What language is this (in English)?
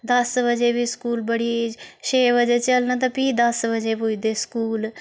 Dogri